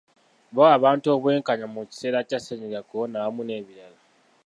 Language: Ganda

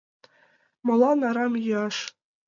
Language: Mari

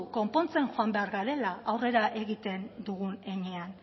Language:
Basque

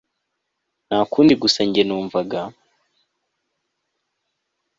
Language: Kinyarwanda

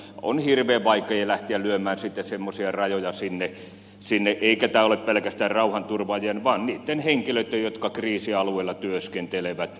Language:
Finnish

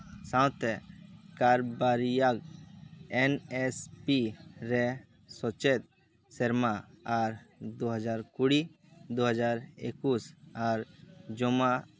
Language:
Santali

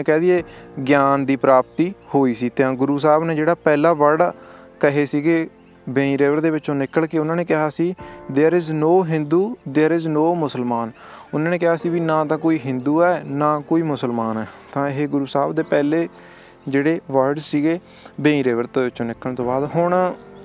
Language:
Punjabi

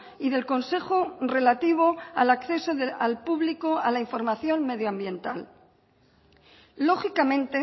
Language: Spanish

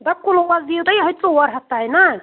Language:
Kashmiri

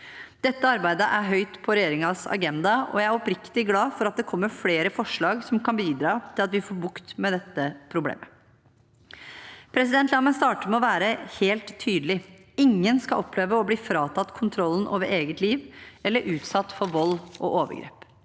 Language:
Norwegian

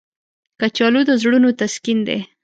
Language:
Pashto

